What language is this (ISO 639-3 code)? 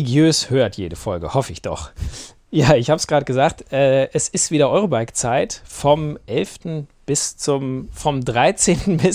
deu